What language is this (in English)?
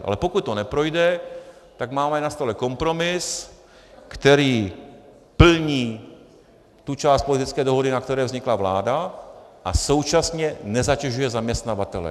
Czech